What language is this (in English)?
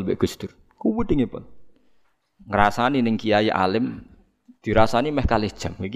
Indonesian